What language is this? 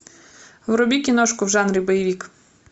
Russian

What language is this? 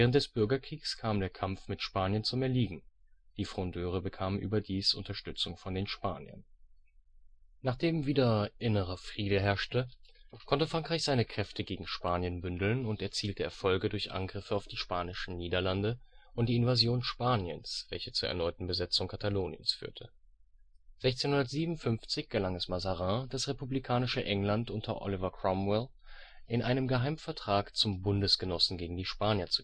German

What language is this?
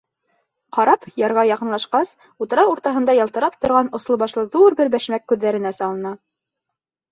Bashkir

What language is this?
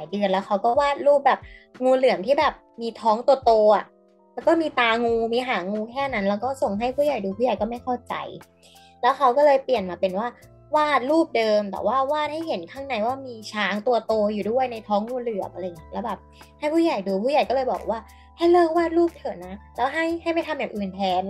Thai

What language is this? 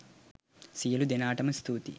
Sinhala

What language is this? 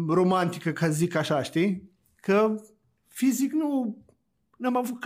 Romanian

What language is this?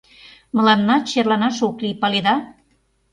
Mari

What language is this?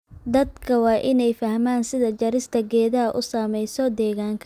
Somali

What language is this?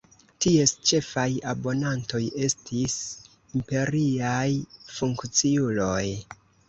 Esperanto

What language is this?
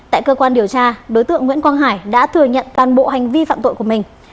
Vietnamese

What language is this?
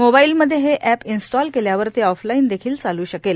Marathi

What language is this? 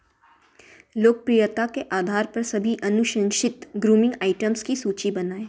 Hindi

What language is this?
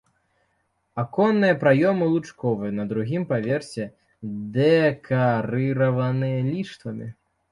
Belarusian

